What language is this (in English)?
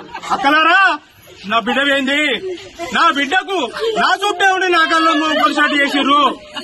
Telugu